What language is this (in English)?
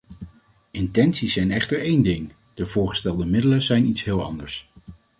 Dutch